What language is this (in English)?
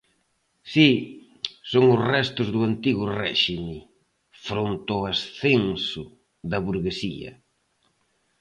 Galician